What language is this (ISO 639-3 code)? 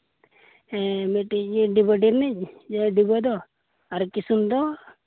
sat